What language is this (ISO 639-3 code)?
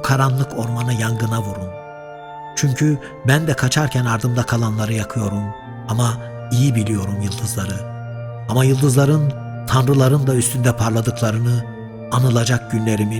tur